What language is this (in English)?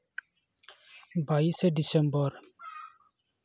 Santali